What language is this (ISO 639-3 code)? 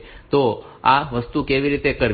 guj